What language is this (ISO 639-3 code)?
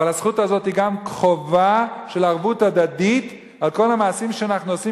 heb